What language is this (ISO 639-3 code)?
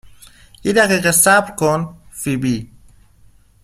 fas